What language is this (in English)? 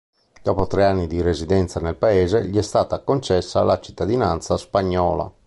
Italian